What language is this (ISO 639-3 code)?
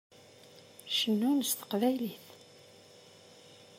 kab